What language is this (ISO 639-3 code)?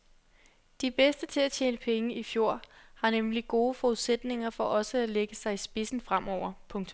dan